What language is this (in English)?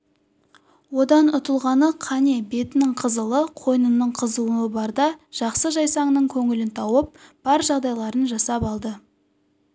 Kazakh